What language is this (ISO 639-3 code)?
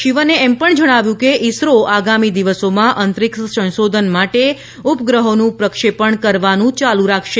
guj